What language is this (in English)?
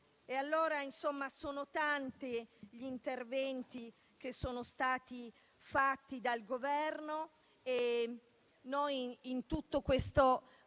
Italian